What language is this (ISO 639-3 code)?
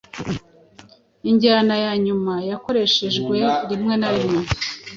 kin